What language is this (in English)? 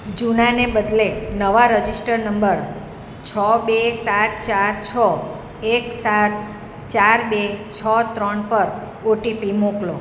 Gujarati